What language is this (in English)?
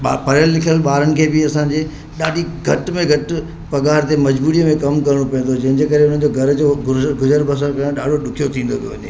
Sindhi